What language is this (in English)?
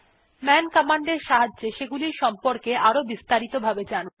Bangla